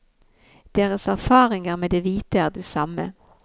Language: Norwegian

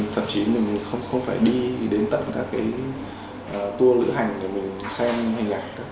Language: Vietnamese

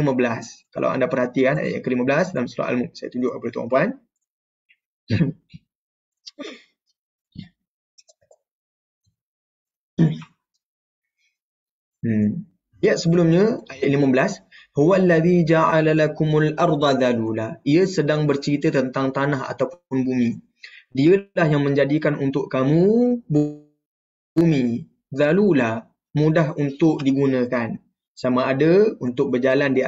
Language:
Malay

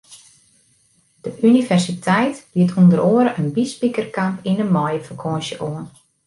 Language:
Western Frisian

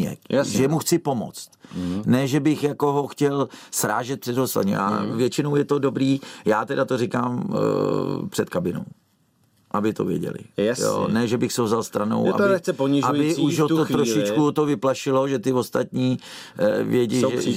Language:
Czech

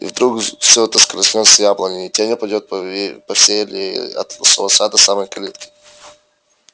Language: Russian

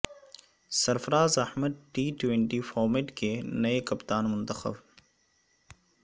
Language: Urdu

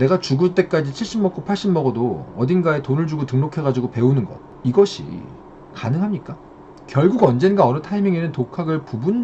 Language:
Korean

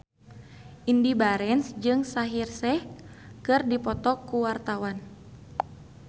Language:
Sundanese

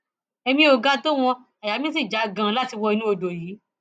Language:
Yoruba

